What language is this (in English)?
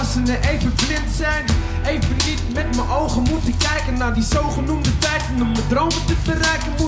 Dutch